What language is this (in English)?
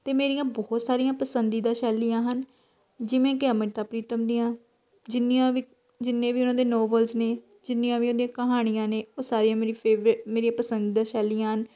Punjabi